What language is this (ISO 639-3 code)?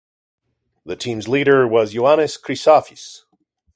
eng